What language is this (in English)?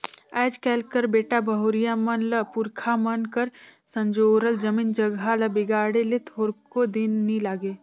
Chhattisgarhi